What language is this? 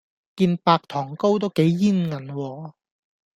Cantonese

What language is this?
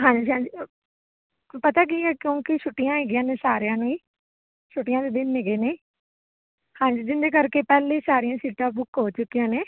Punjabi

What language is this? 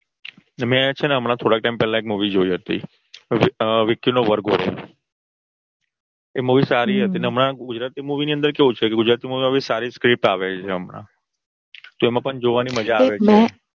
Gujarati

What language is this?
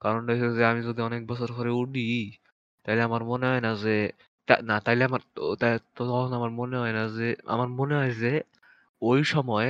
Bangla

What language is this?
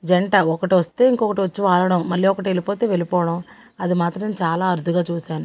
Telugu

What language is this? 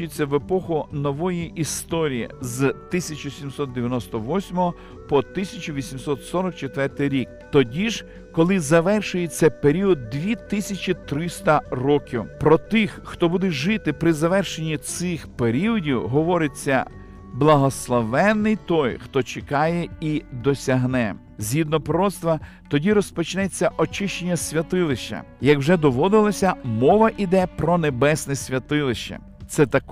Ukrainian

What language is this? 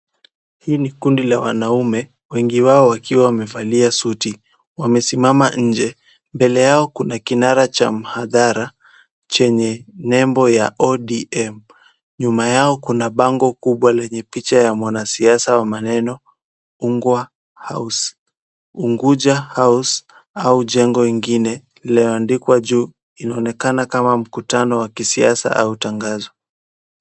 Swahili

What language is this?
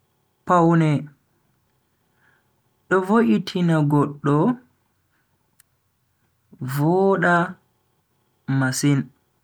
Bagirmi Fulfulde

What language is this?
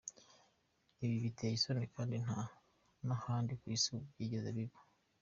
Kinyarwanda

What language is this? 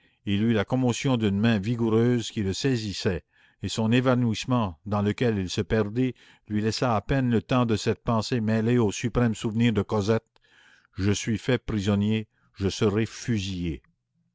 French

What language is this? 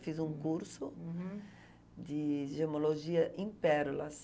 Portuguese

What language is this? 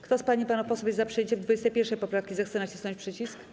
Polish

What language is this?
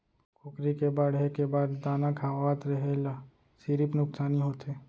Chhattisgarhi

